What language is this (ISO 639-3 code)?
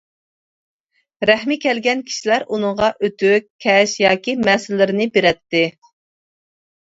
uig